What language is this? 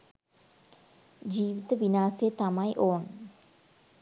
Sinhala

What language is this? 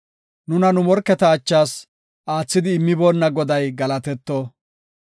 Gofa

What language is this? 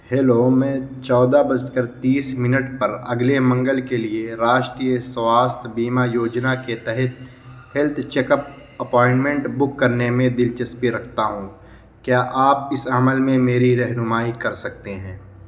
Urdu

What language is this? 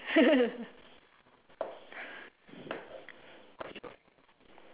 English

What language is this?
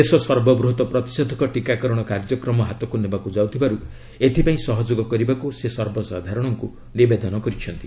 Odia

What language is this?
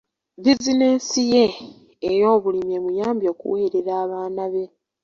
Ganda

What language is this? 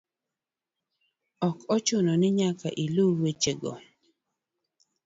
Luo (Kenya and Tanzania)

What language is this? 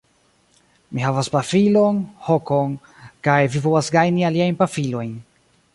Esperanto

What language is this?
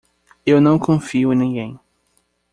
Portuguese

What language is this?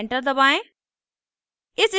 Hindi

